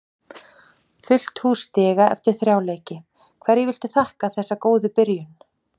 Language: Icelandic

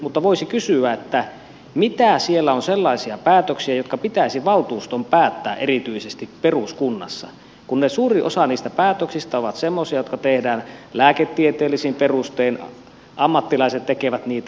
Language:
Finnish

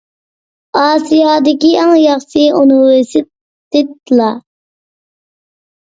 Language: Uyghur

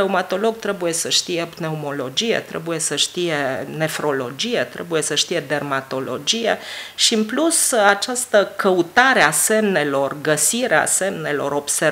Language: Romanian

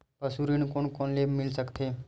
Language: Chhattisgarhi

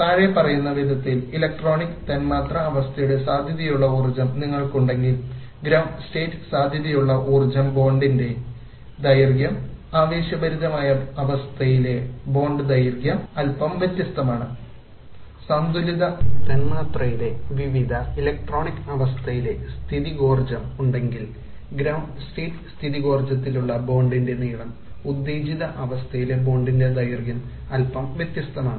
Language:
Malayalam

